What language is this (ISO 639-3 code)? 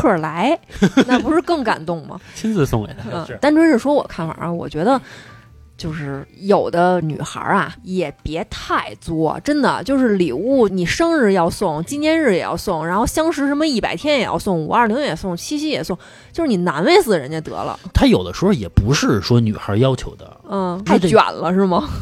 zho